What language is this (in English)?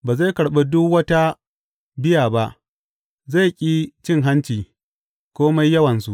Hausa